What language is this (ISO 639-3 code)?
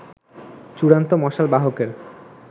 ben